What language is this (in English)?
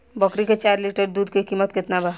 Bhojpuri